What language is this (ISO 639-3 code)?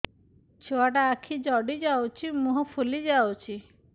ori